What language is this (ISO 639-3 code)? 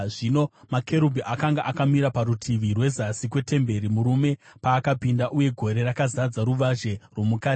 sna